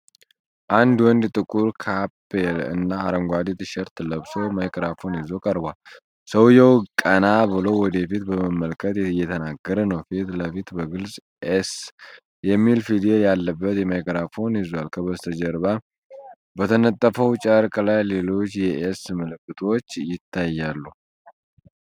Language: Amharic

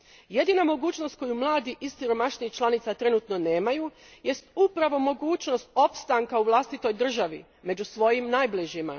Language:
Croatian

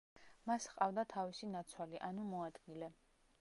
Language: Georgian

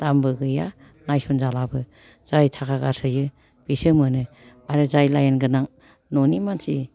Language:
Bodo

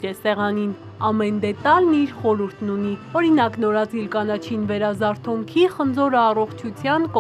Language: Romanian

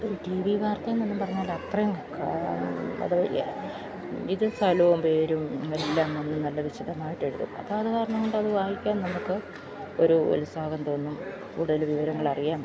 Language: Malayalam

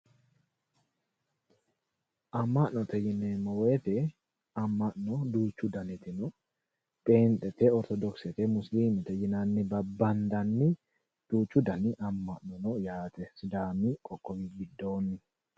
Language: Sidamo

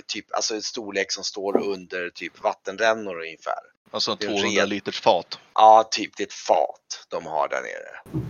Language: Swedish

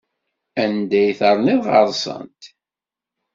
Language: Kabyle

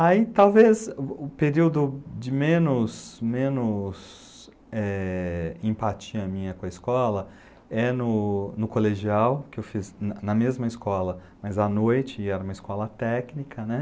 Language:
Portuguese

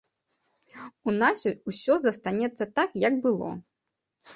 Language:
Belarusian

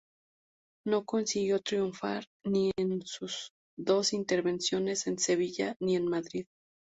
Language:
Spanish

